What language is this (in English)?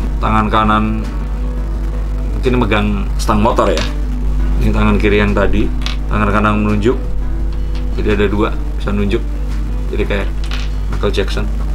Indonesian